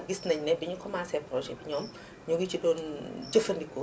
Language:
Wolof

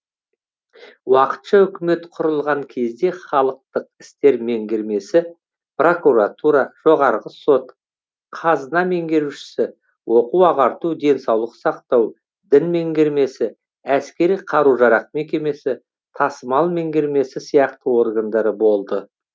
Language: Kazakh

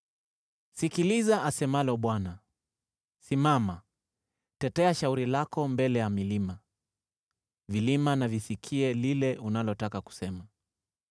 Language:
Swahili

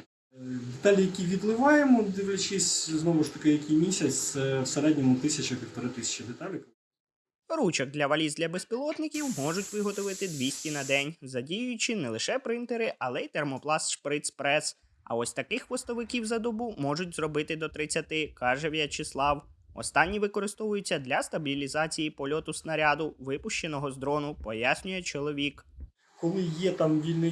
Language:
Ukrainian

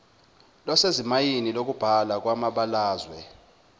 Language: Zulu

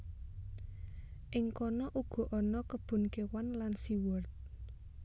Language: Javanese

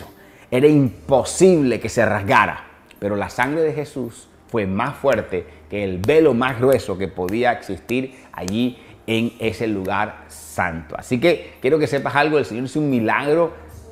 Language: Spanish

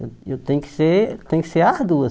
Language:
Portuguese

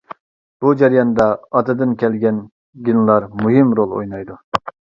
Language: Uyghur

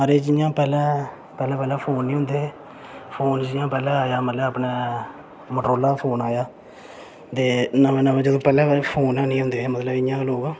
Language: Dogri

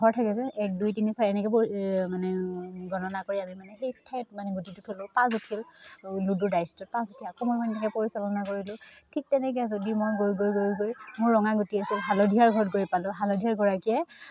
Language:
Assamese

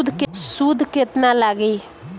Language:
Bhojpuri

